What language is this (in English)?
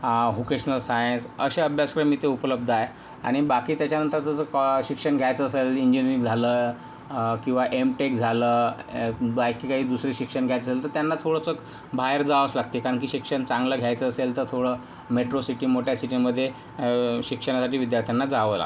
Marathi